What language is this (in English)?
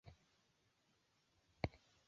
Swahili